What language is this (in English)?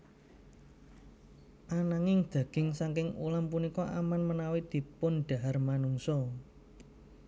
Javanese